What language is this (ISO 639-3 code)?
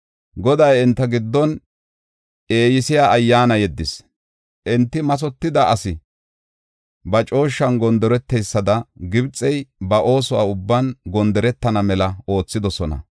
gof